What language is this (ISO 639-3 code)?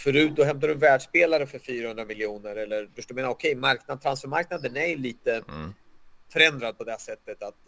swe